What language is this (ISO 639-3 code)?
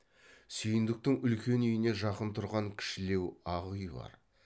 kaz